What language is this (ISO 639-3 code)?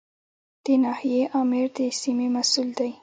pus